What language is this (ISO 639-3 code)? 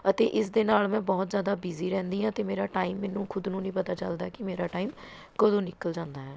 pan